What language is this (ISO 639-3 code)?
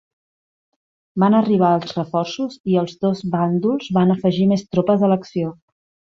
cat